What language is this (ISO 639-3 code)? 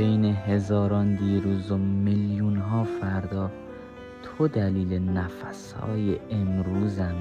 fas